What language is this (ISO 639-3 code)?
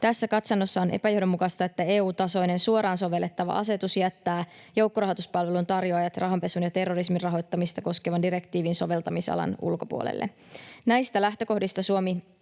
fin